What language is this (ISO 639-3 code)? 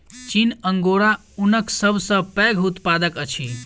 mai